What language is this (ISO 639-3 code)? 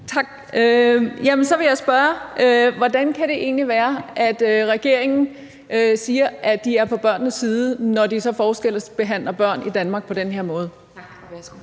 dan